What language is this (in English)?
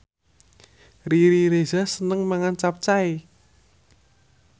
Javanese